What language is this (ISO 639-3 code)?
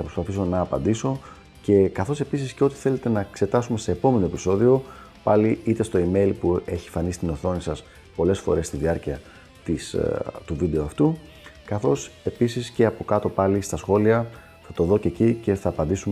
ell